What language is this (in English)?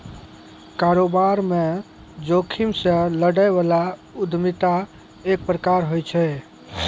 Maithili